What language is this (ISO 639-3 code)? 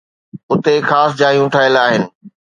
snd